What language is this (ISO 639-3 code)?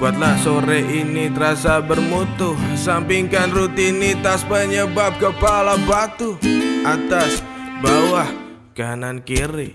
ind